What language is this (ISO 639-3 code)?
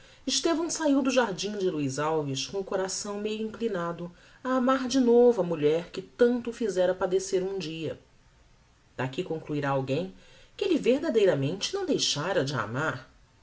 por